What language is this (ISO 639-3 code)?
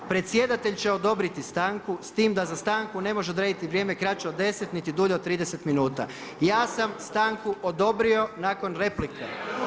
hrv